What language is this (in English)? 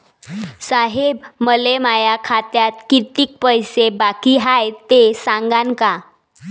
Marathi